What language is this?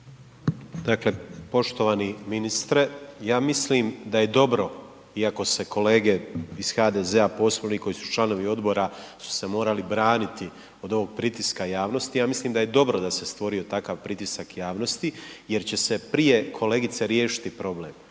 Croatian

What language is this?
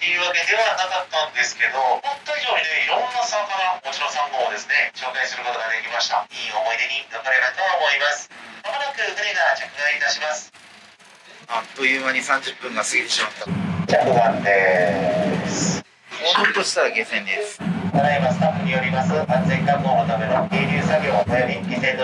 Japanese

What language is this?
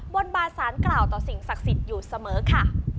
Thai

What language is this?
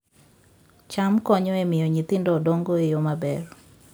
Luo (Kenya and Tanzania)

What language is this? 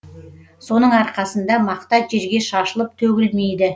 Kazakh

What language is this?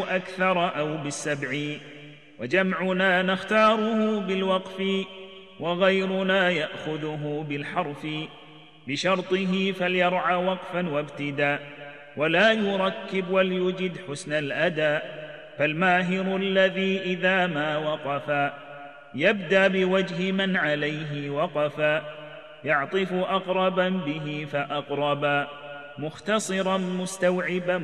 Arabic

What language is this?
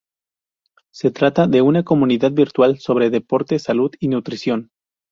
Spanish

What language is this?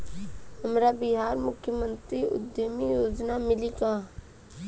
Bhojpuri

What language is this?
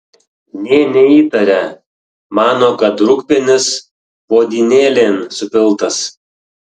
Lithuanian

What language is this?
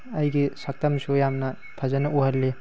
Manipuri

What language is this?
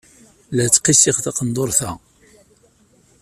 Kabyle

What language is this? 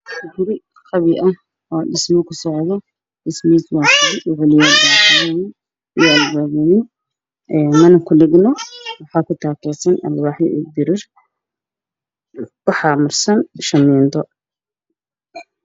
Somali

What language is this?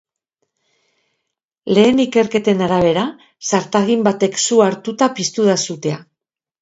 Basque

